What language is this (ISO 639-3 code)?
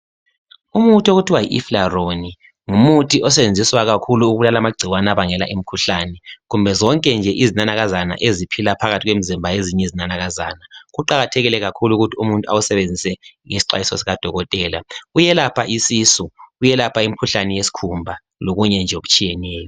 nde